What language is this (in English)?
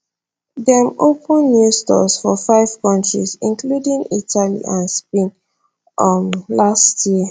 Nigerian Pidgin